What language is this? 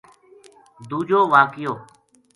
Gujari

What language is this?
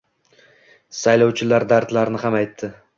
Uzbek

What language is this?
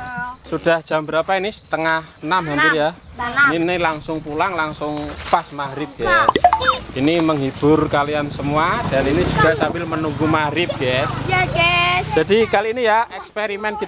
Indonesian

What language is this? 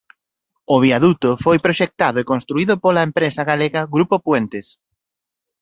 Galician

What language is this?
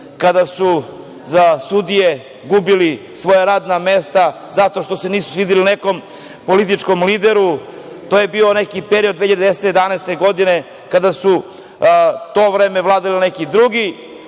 Serbian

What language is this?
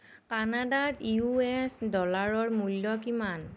Assamese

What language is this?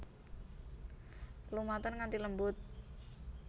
Javanese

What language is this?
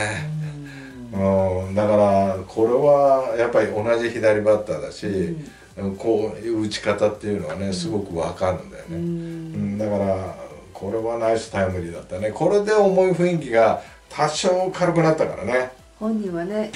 Japanese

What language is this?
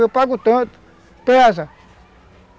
Portuguese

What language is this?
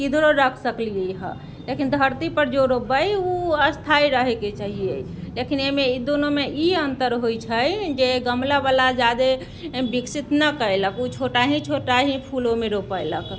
Maithili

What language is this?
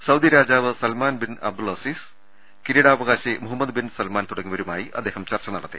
Malayalam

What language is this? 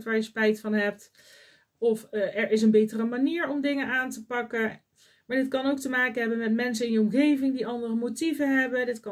Dutch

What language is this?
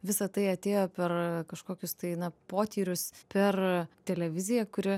Lithuanian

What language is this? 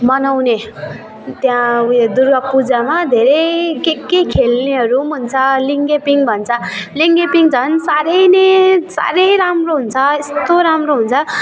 Nepali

